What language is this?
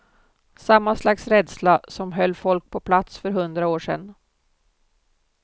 Swedish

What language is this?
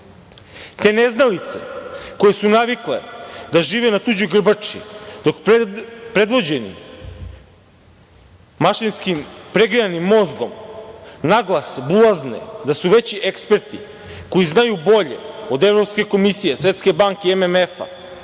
Serbian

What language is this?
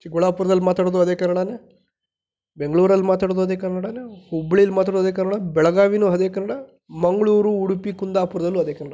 Kannada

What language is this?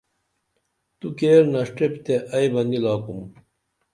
Dameli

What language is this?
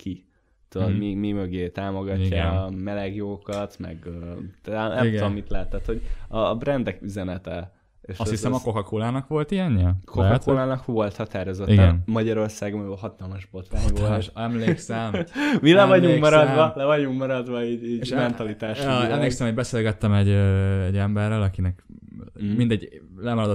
Hungarian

